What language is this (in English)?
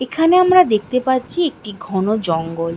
Bangla